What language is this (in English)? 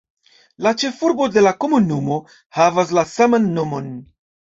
Esperanto